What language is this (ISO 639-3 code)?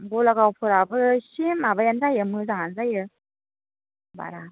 brx